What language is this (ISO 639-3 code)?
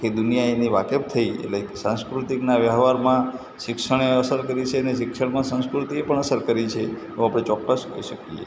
guj